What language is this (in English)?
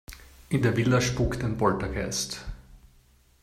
German